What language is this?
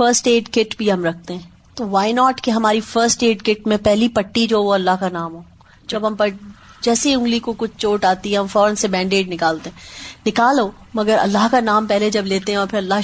Urdu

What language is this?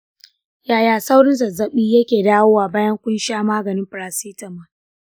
Hausa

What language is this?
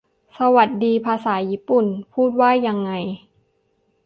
Thai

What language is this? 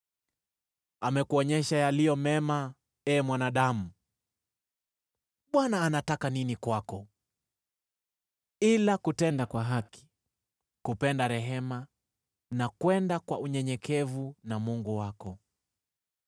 Swahili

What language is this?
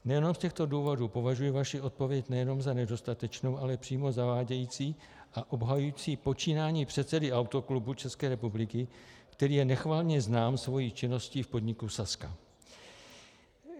Czech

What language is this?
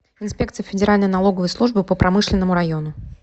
Russian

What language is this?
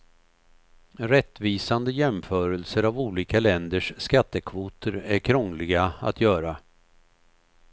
Swedish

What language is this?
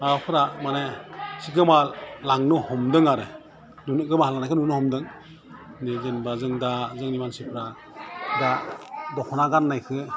Bodo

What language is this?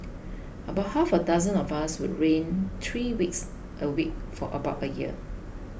English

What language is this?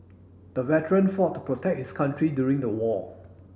English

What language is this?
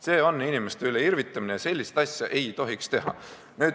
Estonian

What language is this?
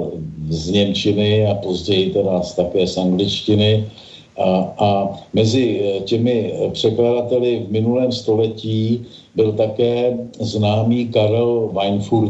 Czech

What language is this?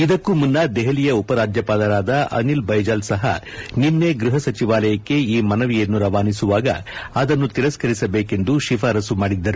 Kannada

